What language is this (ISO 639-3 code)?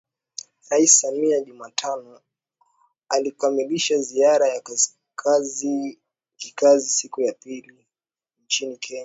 swa